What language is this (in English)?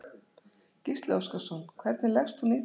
Icelandic